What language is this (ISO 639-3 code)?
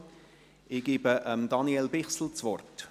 gsw